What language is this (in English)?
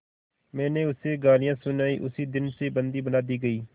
Hindi